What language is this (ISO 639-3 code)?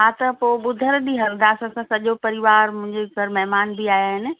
snd